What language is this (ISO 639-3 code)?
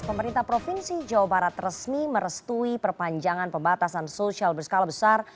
ind